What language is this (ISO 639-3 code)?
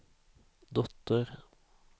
swe